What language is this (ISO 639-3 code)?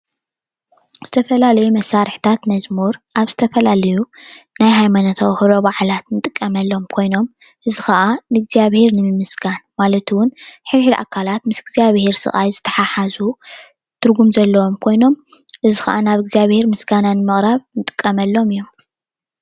tir